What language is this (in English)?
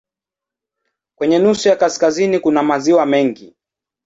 Swahili